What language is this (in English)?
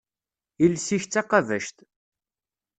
Kabyle